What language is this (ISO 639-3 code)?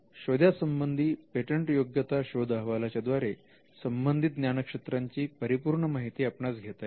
mar